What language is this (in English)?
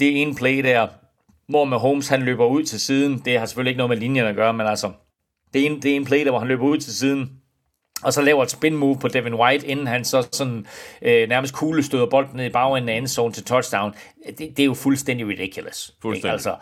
Danish